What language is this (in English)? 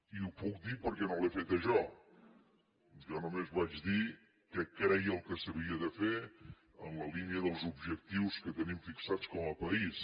Catalan